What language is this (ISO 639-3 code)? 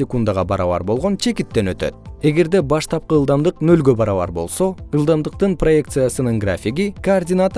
kir